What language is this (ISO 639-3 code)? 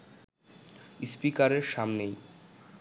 ben